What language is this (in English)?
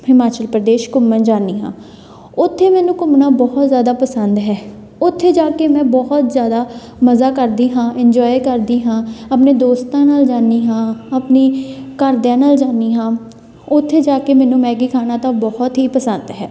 Punjabi